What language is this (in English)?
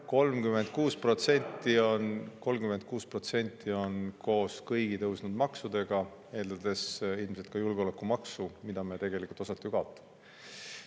Estonian